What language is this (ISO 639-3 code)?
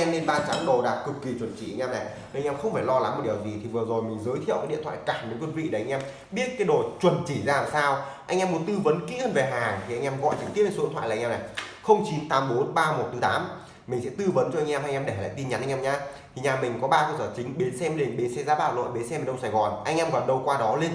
vie